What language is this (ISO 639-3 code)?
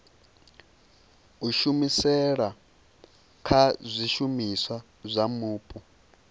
ven